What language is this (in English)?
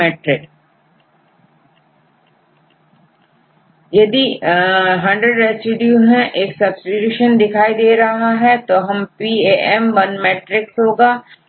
Hindi